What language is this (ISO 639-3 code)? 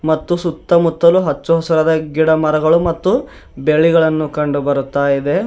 kan